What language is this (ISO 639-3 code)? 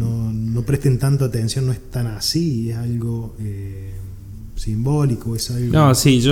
spa